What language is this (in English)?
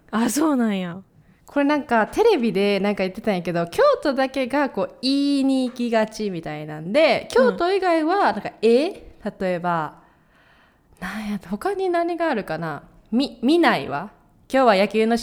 Japanese